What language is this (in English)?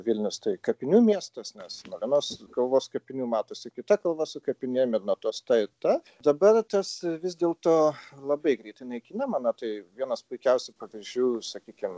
Lithuanian